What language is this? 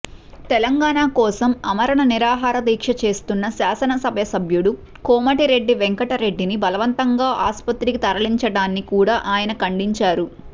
Telugu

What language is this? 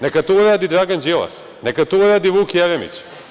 Serbian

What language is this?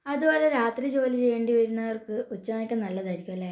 Malayalam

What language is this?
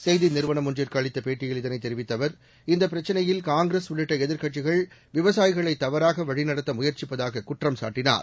Tamil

